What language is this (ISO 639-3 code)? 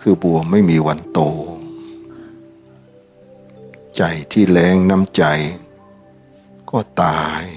tha